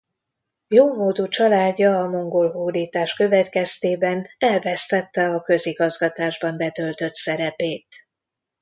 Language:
Hungarian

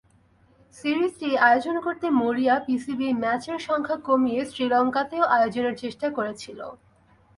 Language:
Bangla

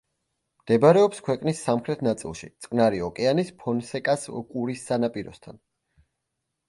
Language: Georgian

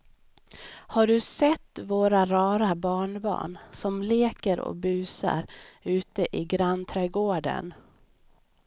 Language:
Swedish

